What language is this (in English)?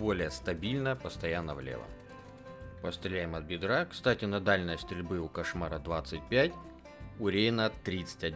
Russian